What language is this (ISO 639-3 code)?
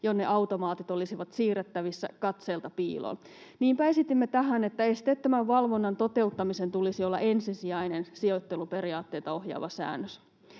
fin